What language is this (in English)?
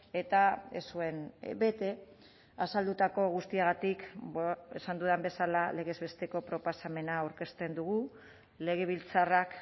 Basque